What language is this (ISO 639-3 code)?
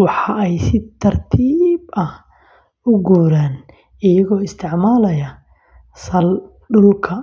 som